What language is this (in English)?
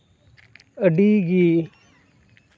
Santali